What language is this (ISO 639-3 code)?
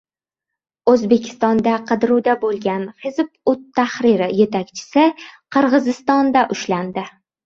uzb